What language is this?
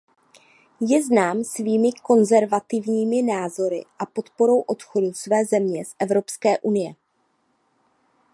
Czech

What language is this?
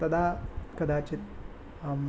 Sanskrit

